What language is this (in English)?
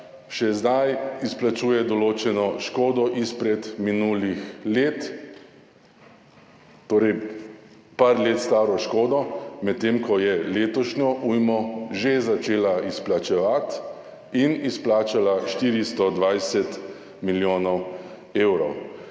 Slovenian